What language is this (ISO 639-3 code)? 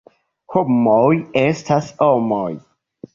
epo